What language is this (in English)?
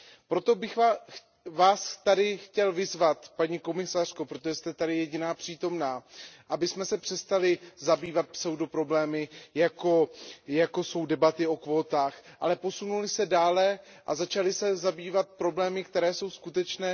Czech